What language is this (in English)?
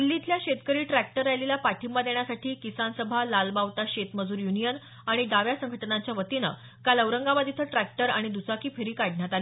Marathi